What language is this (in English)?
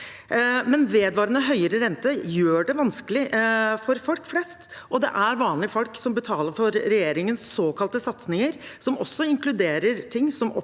Norwegian